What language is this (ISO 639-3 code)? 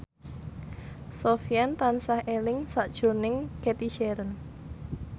jav